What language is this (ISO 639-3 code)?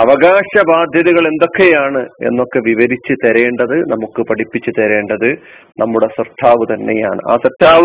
mal